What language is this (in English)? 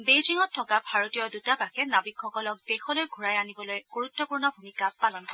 Assamese